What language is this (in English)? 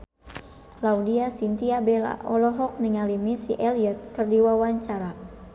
Sundanese